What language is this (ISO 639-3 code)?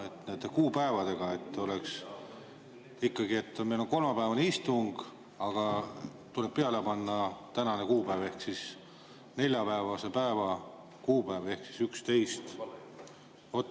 est